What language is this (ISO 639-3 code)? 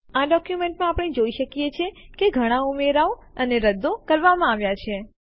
guj